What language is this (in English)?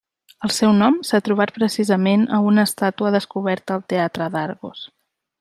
Catalan